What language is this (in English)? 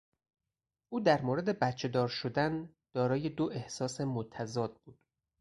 Persian